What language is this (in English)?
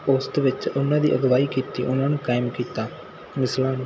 Punjabi